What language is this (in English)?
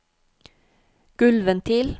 Norwegian